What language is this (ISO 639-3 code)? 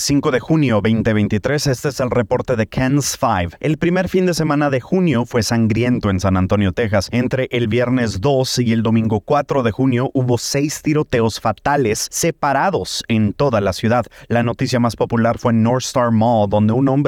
spa